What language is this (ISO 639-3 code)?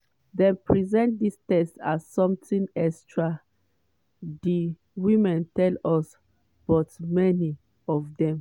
pcm